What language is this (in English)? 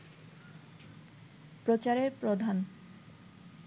Bangla